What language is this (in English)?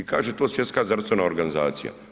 Croatian